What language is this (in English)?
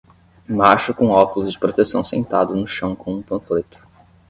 Portuguese